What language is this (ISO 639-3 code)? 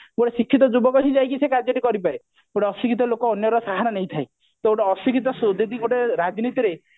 ori